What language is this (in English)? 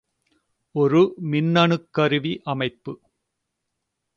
Tamil